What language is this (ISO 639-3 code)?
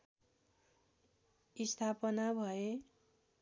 nep